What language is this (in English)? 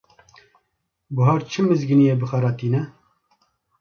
Kurdish